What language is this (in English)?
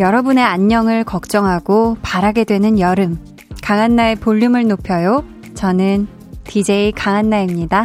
Korean